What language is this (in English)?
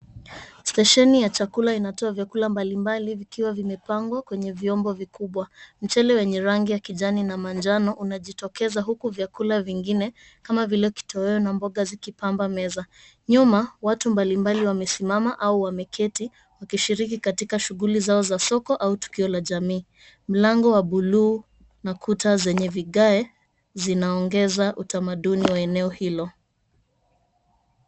Swahili